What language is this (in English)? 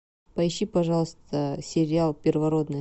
Russian